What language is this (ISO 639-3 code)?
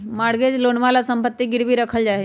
mag